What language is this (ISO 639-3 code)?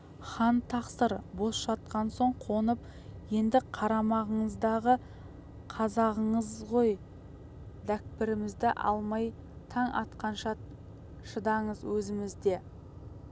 kaz